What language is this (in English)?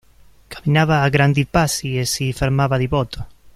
Italian